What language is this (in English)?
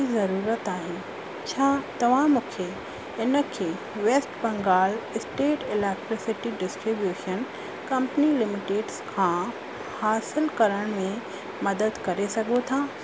Sindhi